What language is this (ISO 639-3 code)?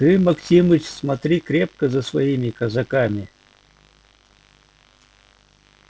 rus